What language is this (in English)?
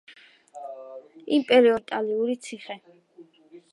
Georgian